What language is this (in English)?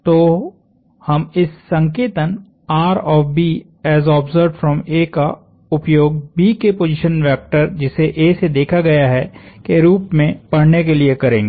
Hindi